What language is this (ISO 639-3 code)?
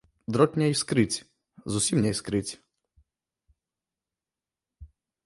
bel